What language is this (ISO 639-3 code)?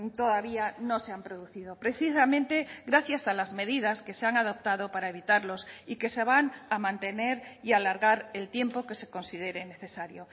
spa